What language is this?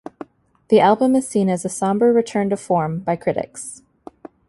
English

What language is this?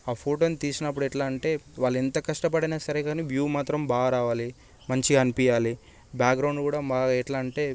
Telugu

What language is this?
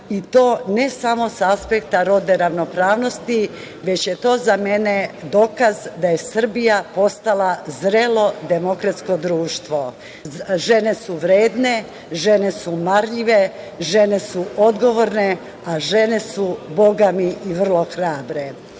Serbian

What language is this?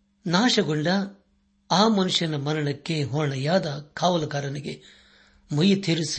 Kannada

